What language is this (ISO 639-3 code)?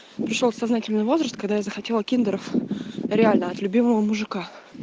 rus